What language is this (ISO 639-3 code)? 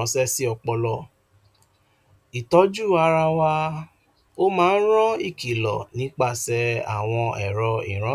yor